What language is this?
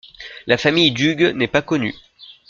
French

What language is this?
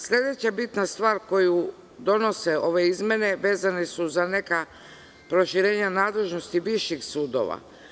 Serbian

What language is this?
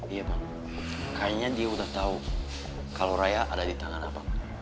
Indonesian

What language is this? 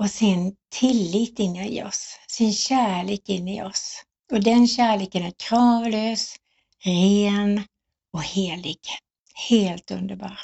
Swedish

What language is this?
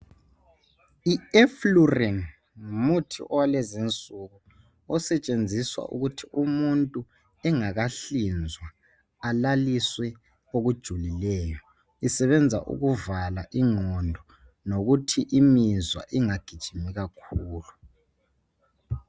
North Ndebele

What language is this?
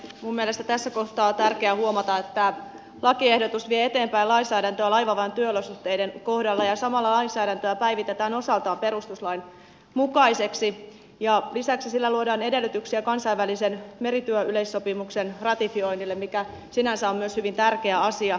Finnish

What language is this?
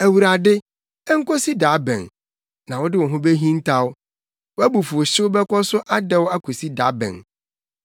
Akan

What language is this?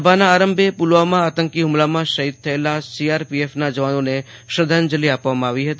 Gujarati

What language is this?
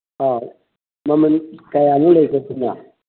Manipuri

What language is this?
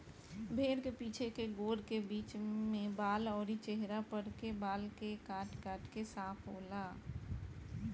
Bhojpuri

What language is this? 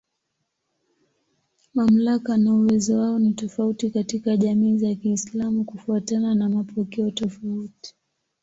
Swahili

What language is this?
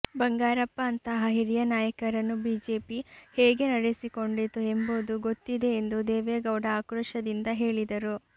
Kannada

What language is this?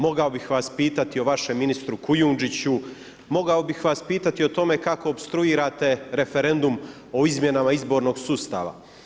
Croatian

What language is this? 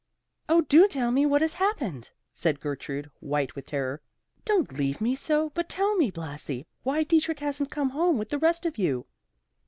English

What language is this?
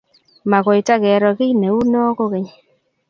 Kalenjin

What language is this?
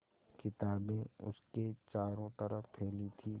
Hindi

